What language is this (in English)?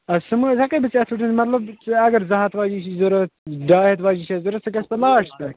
Kashmiri